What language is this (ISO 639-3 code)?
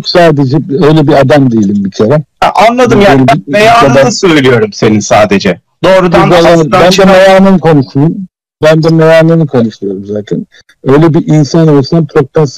tur